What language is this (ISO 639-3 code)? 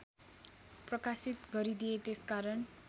nep